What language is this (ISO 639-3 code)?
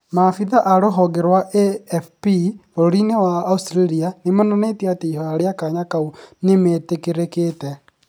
kik